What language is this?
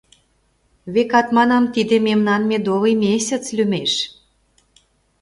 Mari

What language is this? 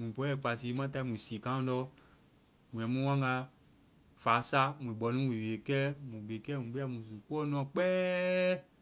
Vai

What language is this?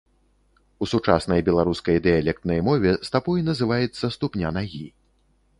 Belarusian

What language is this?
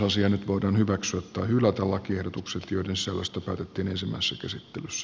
Finnish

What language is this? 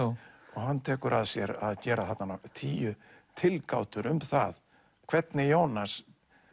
Icelandic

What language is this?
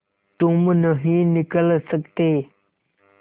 Hindi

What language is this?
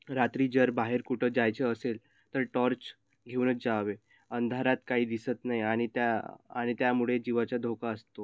Marathi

